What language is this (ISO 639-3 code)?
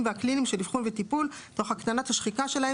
heb